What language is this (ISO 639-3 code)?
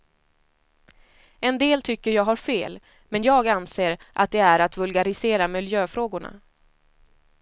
swe